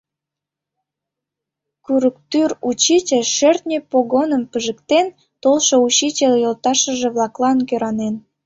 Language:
Mari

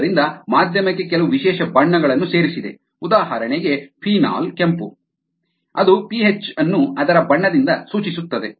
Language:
Kannada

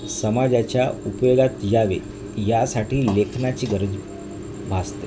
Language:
Marathi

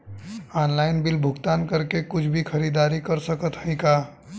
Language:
Bhojpuri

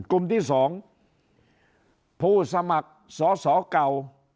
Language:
Thai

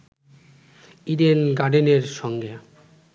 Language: Bangla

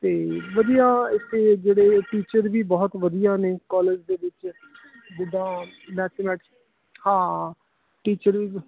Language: Punjabi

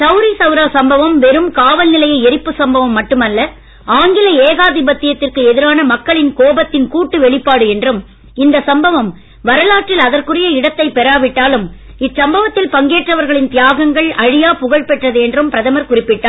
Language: Tamil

